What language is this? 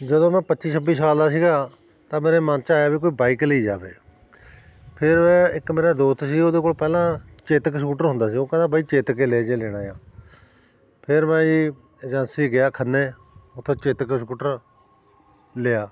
Punjabi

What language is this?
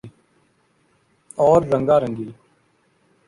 Urdu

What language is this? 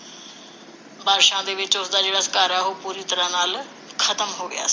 Punjabi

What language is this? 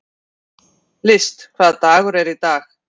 Icelandic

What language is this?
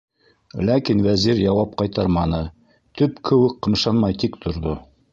Bashkir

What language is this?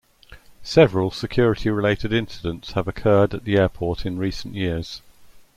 English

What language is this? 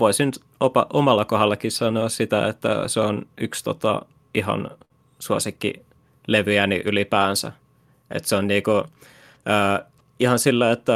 Finnish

